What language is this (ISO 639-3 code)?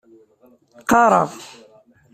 kab